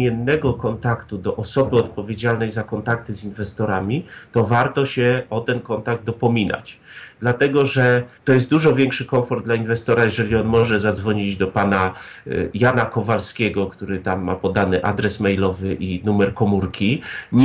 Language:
Polish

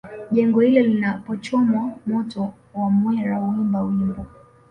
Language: Swahili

